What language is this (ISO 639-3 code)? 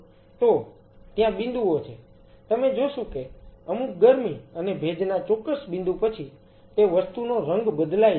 guj